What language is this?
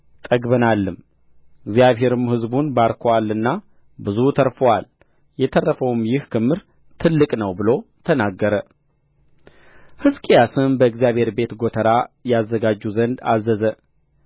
Amharic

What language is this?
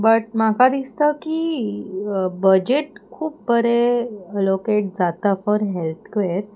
Konkani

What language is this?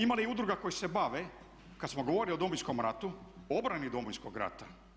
Croatian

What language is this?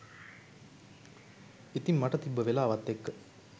Sinhala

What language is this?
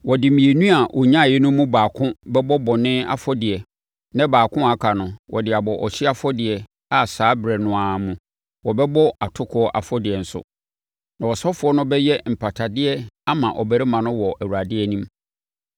Akan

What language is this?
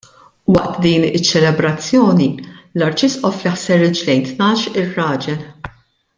Maltese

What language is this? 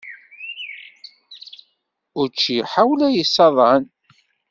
Kabyle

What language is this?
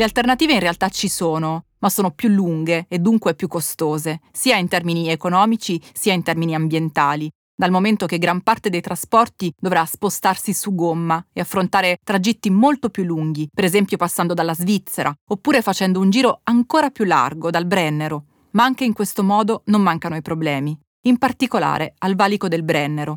Italian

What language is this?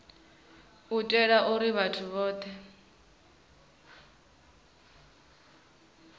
Venda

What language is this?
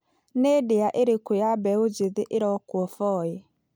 Kikuyu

